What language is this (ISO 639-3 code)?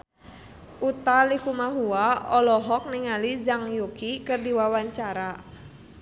sun